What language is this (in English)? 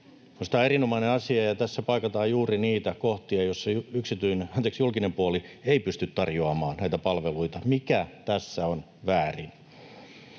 Finnish